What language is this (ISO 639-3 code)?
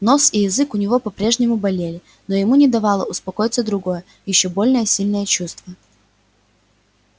rus